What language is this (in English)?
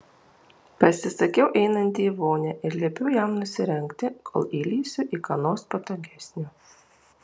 Lithuanian